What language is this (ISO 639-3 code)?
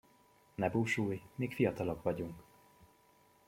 hun